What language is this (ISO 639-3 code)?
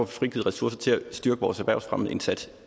dan